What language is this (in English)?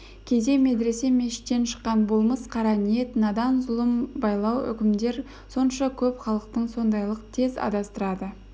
Kazakh